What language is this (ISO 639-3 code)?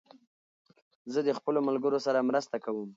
pus